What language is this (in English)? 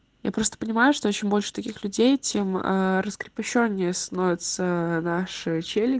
Russian